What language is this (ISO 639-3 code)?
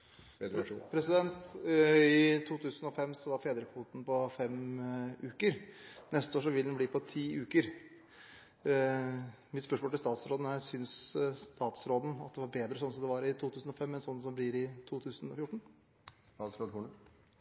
nor